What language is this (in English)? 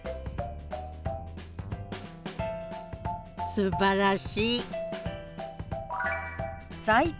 Japanese